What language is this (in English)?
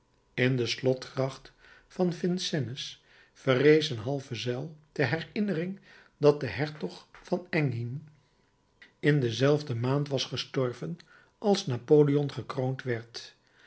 Dutch